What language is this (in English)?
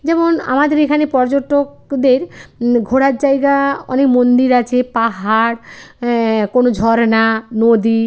Bangla